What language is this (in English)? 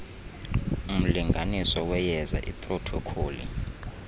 Xhosa